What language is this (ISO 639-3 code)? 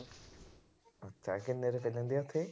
pan